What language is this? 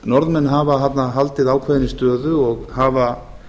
Icelandic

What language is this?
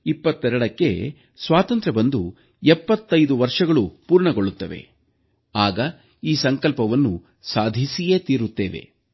Kannada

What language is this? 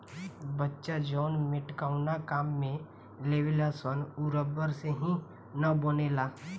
Bhojpuri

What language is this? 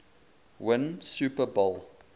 English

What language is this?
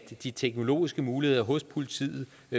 Danish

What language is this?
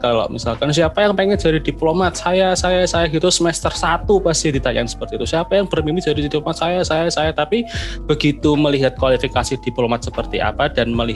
Indonesian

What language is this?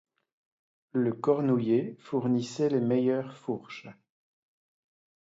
French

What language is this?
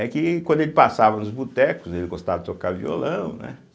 Portuguese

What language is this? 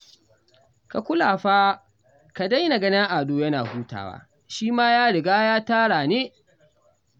Hausa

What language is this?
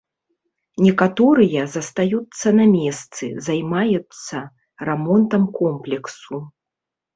Belarusian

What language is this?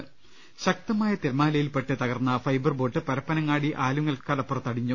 Malayalam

